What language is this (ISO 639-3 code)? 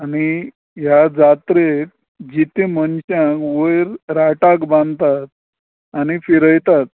kok